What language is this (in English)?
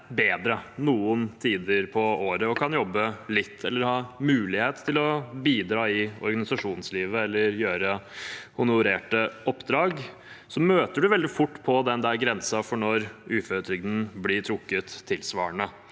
Norwegian